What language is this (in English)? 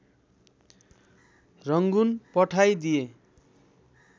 Nepali